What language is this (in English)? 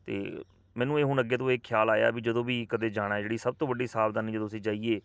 Punjabi